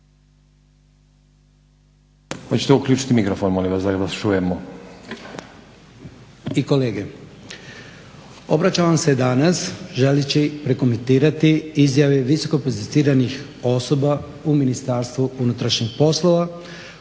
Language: Croatian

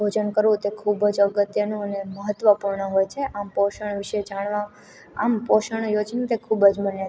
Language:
Gujarati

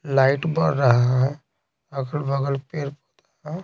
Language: Hindi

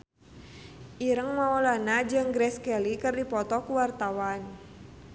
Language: Sundanese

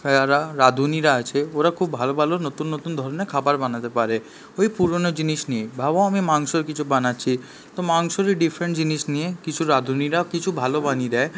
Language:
Bangla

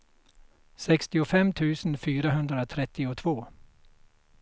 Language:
Swedish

